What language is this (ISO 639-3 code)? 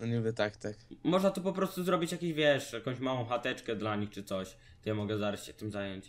pol